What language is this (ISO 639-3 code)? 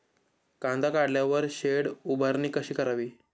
mar